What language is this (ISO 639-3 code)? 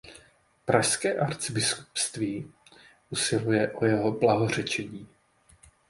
ces